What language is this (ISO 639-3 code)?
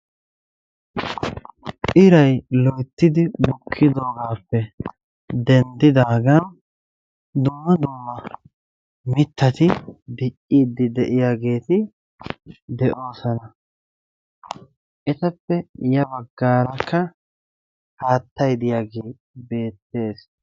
wal